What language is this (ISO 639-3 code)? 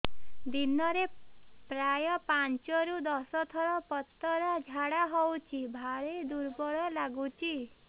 ori